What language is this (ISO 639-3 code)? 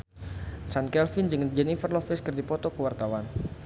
sun